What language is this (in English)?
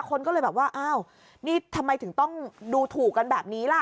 Thai